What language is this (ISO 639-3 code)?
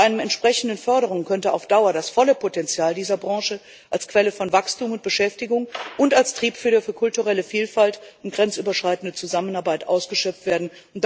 deu